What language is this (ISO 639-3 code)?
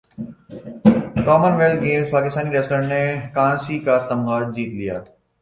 urd